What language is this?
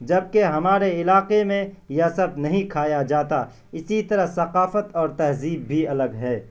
Urdu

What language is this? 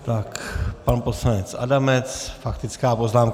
Czech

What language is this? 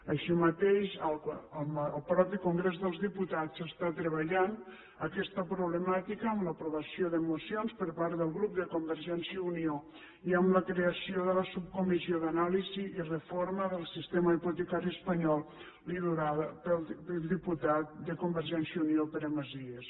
Catalan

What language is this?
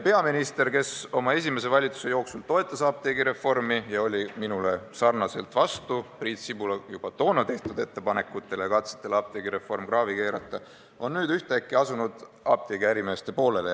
Estonian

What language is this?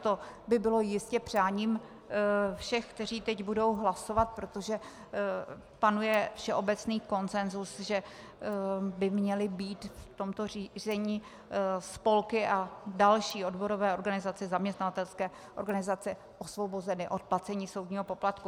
Czech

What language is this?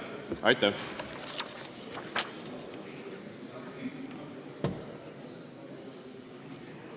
Estonian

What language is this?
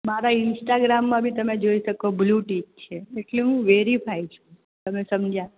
Gujarati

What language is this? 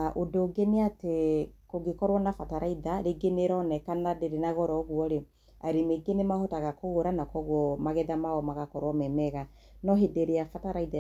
Kikuyu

